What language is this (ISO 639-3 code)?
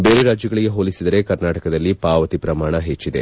kan